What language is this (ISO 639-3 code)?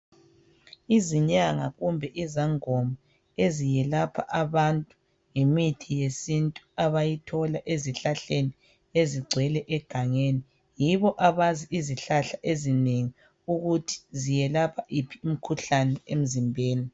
nde